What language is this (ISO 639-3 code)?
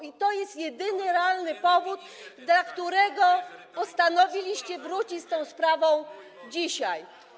pol